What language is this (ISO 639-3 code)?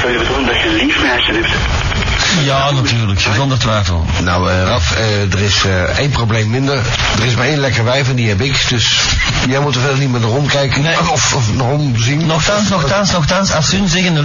nld